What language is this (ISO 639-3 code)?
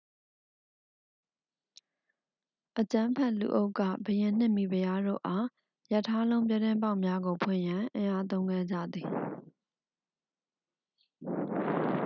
mya